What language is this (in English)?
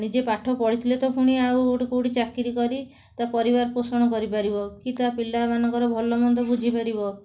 Odia